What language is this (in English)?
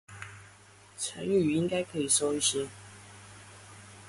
Chinese